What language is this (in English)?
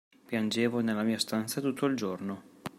Italian